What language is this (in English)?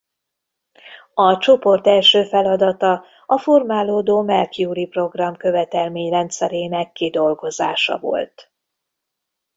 Hungarian